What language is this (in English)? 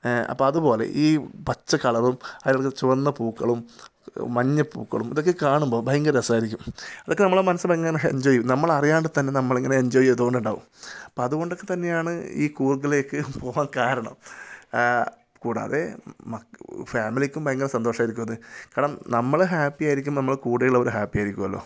Malayalam